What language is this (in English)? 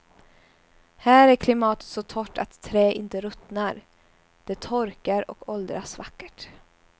Swedish